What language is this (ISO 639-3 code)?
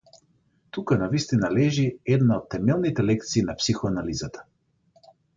mkd